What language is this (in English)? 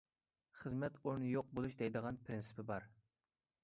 Uyghur